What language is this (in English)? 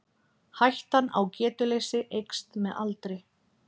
Icelandic